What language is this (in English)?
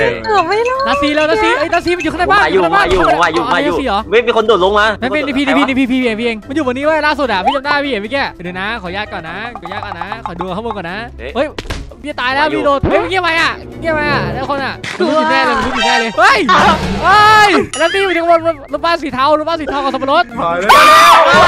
Thai